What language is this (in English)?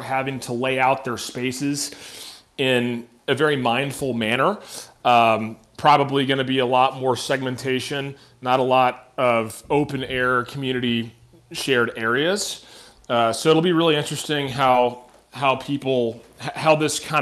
English